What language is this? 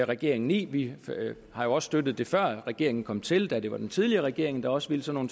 Danish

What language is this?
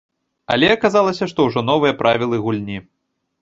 Belarusian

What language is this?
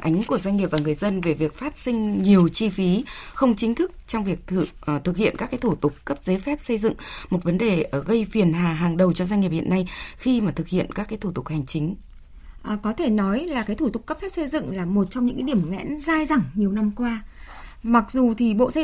Vietnamese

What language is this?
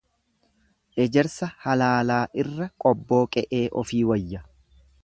Oromo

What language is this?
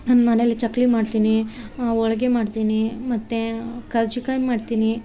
Kannada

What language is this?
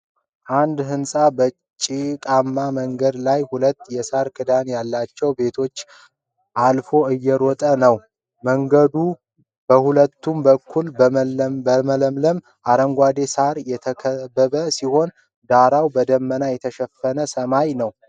Amharic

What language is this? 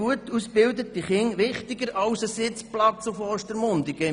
Swiss German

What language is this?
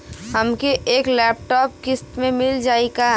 Bhojpuri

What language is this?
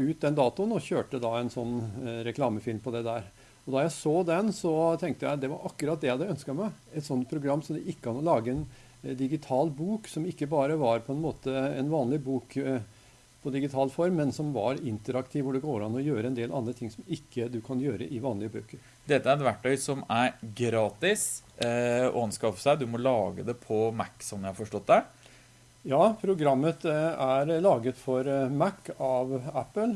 Norwegian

